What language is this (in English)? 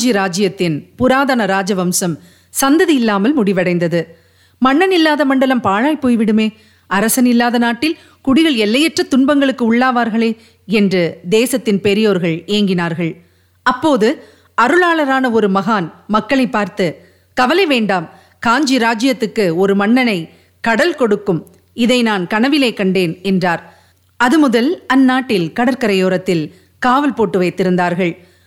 Tamil